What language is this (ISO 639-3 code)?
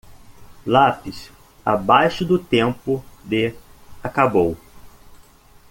por